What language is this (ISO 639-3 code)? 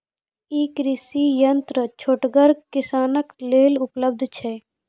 mai